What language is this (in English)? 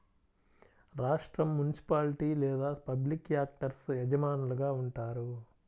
Telugu